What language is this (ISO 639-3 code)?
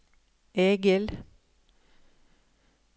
nor